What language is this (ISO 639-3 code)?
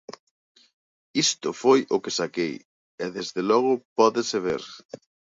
glg